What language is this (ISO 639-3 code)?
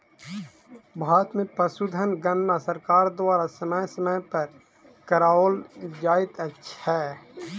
mai